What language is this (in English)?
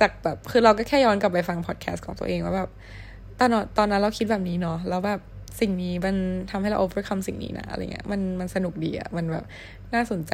Thai